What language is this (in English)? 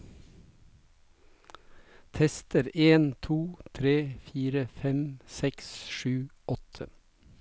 Norwegian